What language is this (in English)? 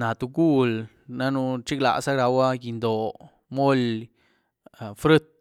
Güilá Zapotec